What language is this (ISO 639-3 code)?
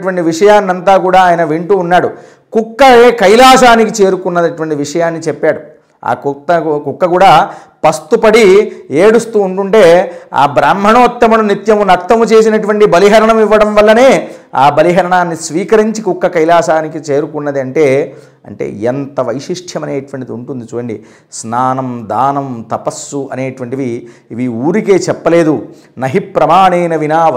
tel